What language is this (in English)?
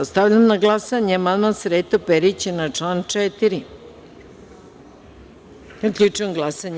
Serbian